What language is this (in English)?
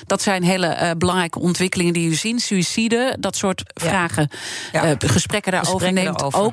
Dutch